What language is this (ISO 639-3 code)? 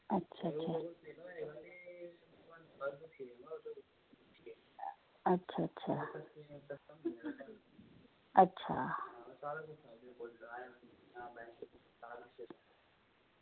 doi